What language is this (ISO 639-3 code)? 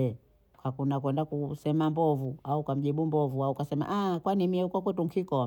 bou